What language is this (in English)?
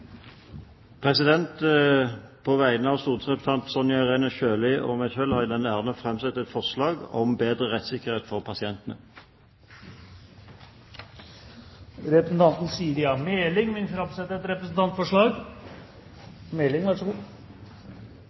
Norwegian